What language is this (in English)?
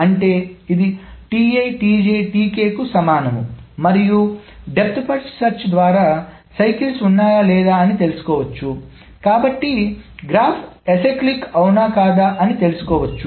Telugu